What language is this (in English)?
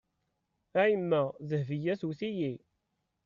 Kabyle